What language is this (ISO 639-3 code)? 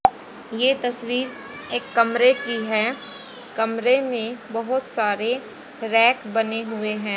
hin